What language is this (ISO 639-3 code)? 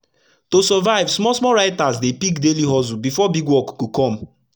pcm